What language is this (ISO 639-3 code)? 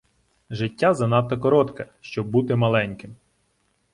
ukr